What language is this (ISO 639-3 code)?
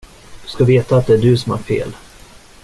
swe